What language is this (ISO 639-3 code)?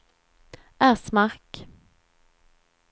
swe